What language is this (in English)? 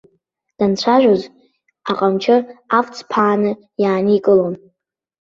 Abkhazian